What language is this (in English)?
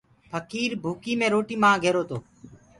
Gurgula